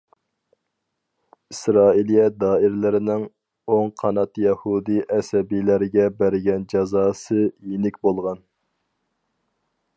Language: Uyghur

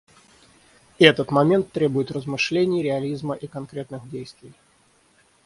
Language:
Russian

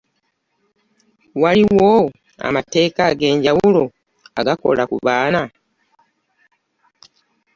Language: Ganda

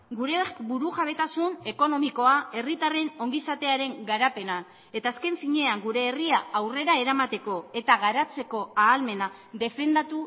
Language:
Basque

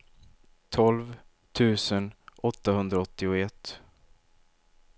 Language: Swedish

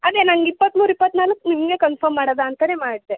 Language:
Kannada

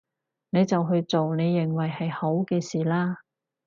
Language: Cantonese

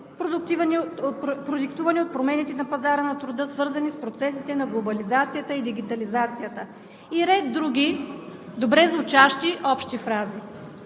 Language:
Bulgarian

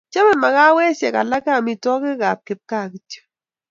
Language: Kalenjin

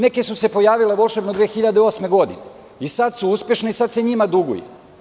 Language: Serbian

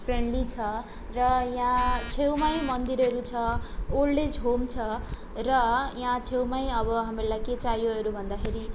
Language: Nepali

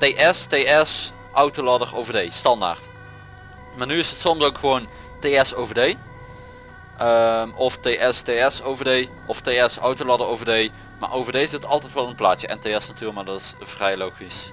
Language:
Dutch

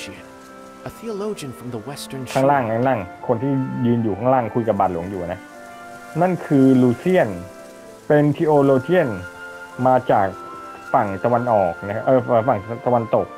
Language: Thai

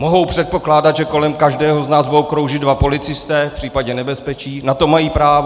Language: Czech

